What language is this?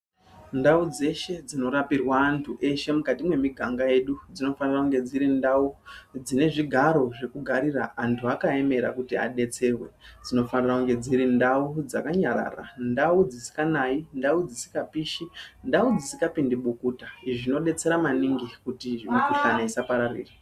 Ndau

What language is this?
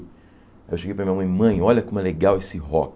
Portuguese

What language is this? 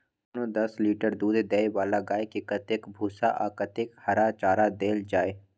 Maithili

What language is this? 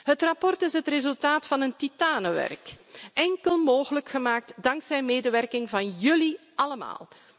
Dutch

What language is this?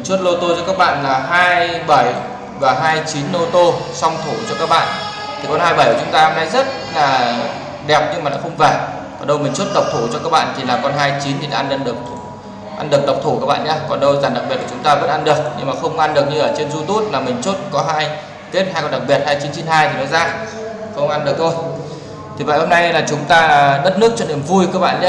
Vietnamese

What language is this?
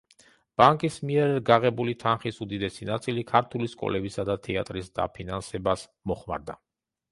Georgian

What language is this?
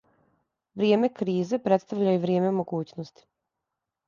Serbian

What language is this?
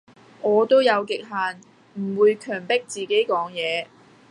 Cantonese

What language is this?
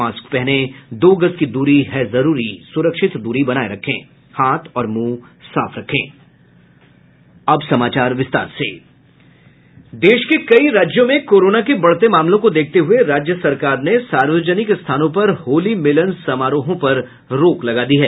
Hindi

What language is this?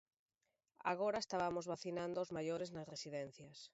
Galician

